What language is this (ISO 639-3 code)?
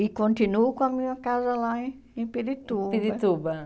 por